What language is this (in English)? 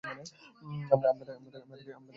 Bangla